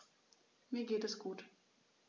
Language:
German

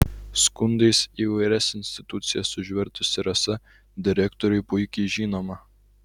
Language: Lithuanian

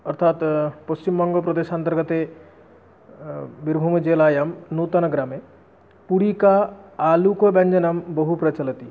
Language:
Sanskrit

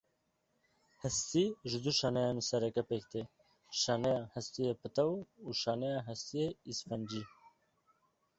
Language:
Kurdish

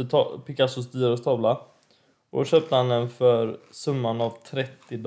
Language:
Swedish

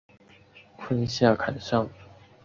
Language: Chinese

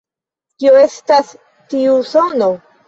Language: Esperanto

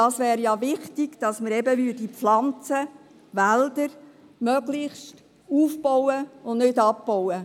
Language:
Swiss German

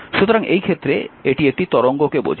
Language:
Bangla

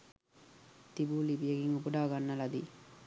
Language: Sinhala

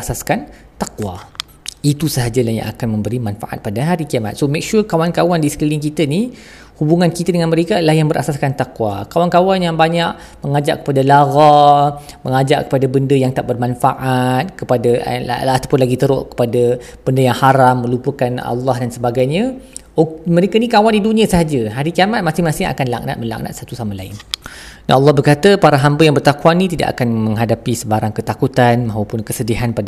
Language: Malay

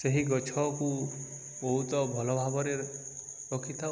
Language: Odia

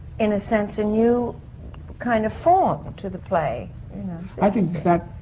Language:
English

